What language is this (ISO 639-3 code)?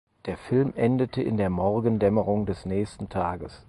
deu